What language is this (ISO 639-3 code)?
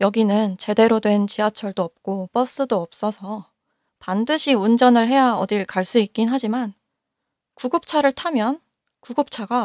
kor